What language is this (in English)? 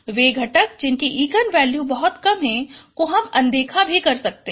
Hindi